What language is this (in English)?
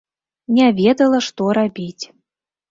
Belarusian